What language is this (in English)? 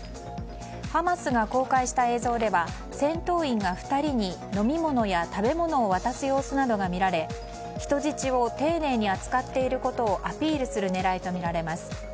Japanese